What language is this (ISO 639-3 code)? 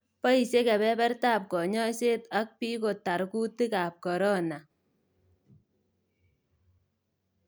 kln